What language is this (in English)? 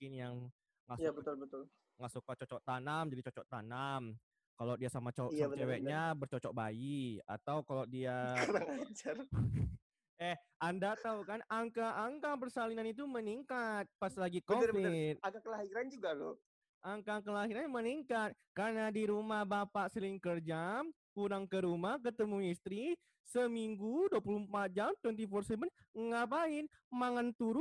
Indonesian